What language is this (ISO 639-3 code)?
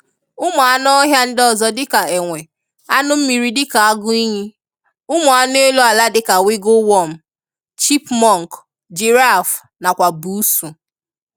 ibo